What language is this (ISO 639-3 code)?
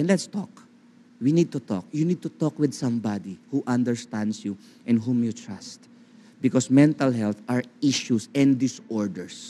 fil